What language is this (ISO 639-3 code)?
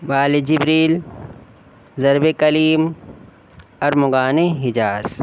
urd